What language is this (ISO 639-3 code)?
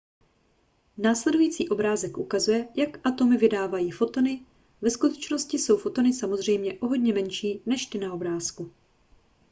ces